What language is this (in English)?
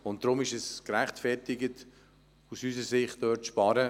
Swiss German